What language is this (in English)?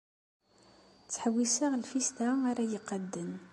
Kabyle